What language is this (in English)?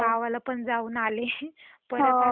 Marathi